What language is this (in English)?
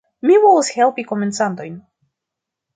Esperanto